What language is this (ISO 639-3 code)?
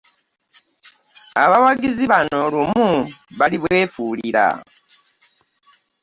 lug